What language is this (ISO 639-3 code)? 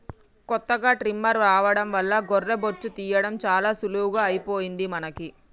tel